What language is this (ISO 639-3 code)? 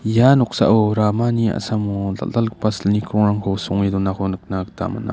grt